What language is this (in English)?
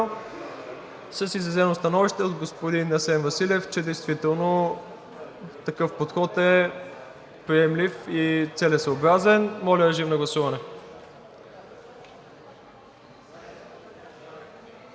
Bulgarian